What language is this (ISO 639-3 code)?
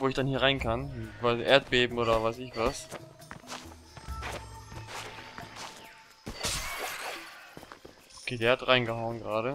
deu